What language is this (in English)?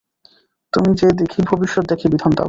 Bangla